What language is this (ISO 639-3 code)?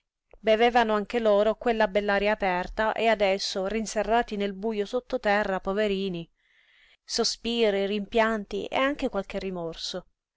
ita